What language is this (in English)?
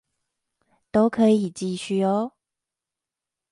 Chinese